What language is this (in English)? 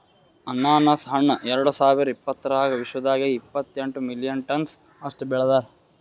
Kannada